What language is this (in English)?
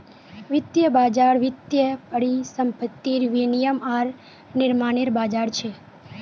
Magahi